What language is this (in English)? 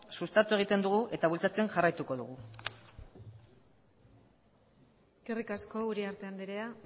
Basque